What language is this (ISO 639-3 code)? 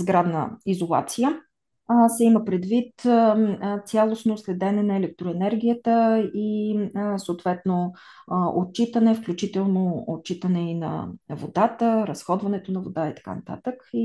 bul